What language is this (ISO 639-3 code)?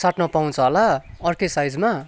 nep